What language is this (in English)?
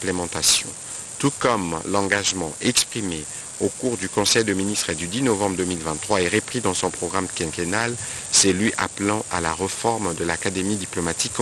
French